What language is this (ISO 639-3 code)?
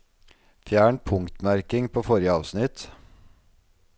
nor